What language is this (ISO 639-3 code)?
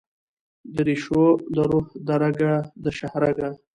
pus